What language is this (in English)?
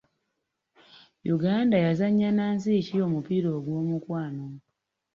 Ganda